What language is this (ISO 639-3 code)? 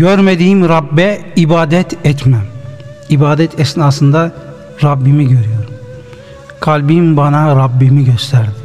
tur